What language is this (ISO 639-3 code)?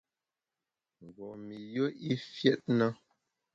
bax